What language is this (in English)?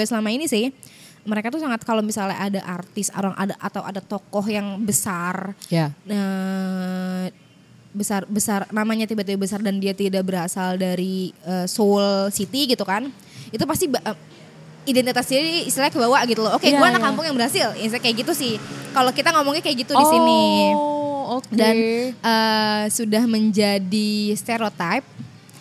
Indonesian